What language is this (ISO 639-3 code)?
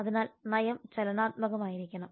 mal